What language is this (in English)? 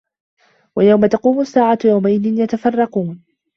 Arabic